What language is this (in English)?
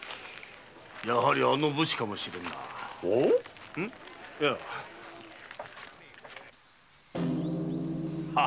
Japanese